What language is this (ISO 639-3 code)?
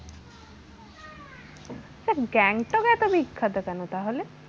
ben